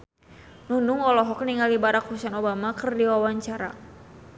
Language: Sundanese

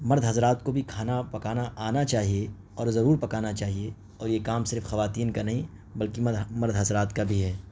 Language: Urdu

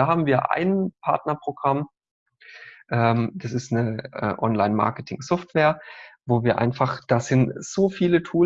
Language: German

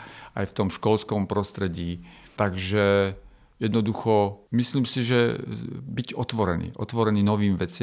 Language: Slovak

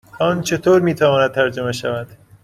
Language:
Persian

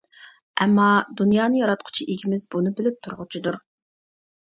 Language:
Uyghur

